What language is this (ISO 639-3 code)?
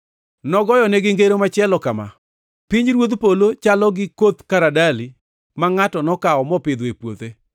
luo